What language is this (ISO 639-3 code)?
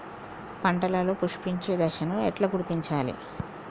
tel